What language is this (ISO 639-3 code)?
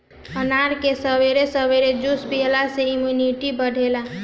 bho